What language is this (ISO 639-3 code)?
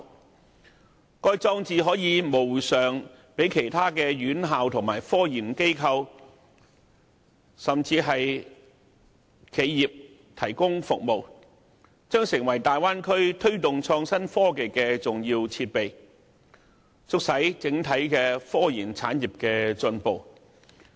yue